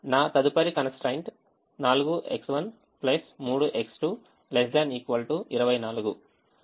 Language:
Telugu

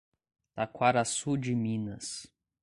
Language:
Portuguese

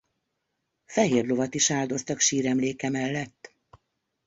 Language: Hungarian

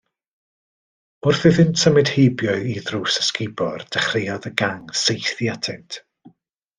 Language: Welsh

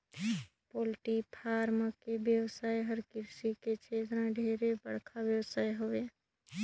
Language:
Chhattisgarhi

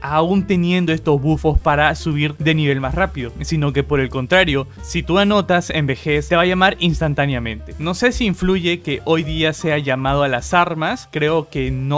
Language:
Spanish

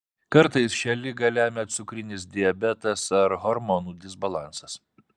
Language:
Lithuanian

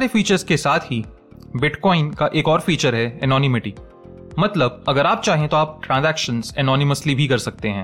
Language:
Hindi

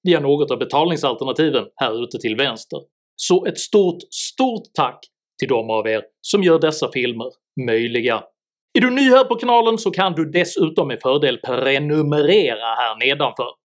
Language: Swedish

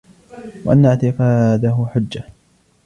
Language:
Arabic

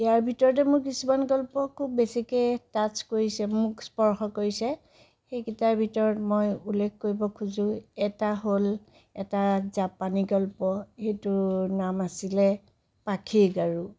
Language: Assamese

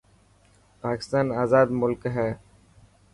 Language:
Dhatki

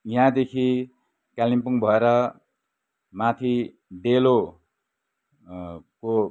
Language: Nepali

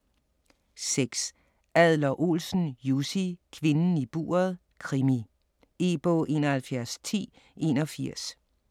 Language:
Danish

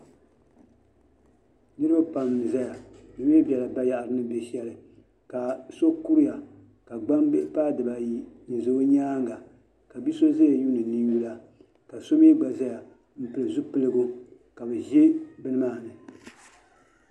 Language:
Dagbani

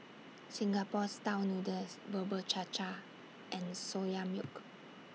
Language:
English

